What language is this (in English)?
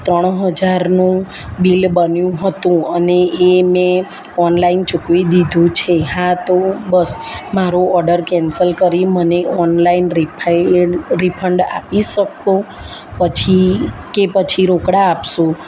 Gujarati